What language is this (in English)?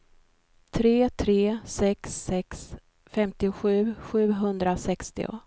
Swedish